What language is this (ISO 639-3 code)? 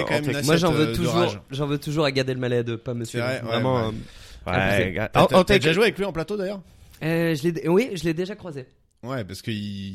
fra